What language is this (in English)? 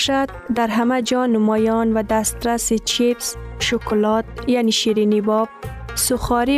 Persian